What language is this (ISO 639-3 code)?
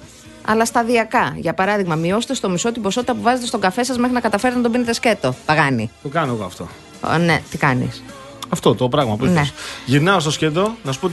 ell